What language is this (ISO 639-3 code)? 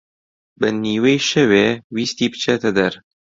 ckb